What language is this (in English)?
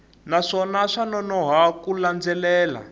Tsonga